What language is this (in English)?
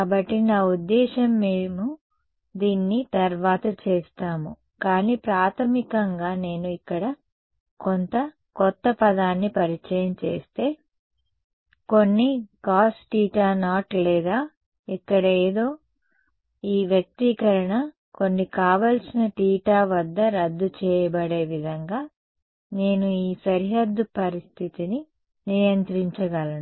Telugu